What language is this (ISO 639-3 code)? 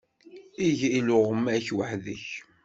kab